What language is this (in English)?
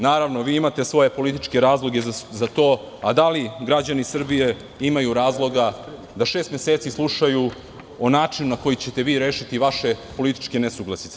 Serbian